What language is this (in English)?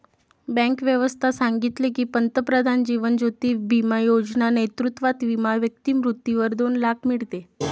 Marathi